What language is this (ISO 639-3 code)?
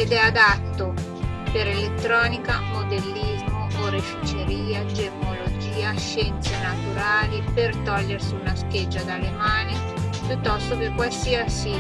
ita